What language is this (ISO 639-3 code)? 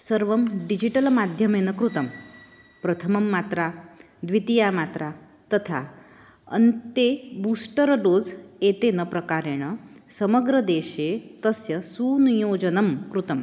san